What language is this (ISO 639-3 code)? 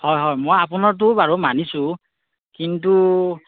asm